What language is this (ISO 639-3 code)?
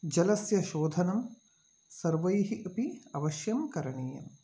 san